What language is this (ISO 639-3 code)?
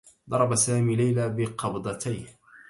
ara